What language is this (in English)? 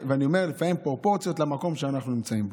Hebrew